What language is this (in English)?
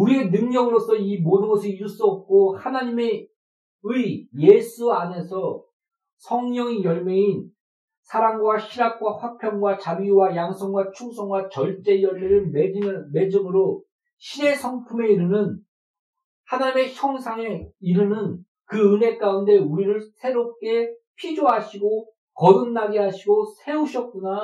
Korean